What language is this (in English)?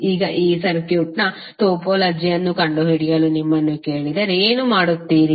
Kannada